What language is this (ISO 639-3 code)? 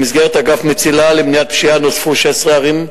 heb